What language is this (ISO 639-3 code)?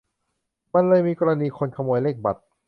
tha